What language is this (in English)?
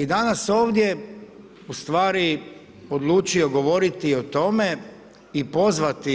Croatian